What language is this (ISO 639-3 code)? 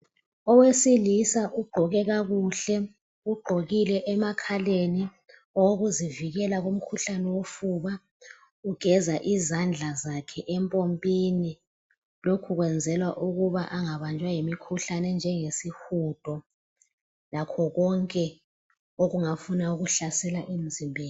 nde